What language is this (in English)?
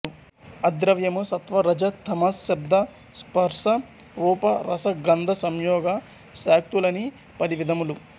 Telugu